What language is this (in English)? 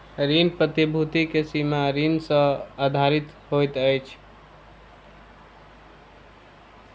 Maithili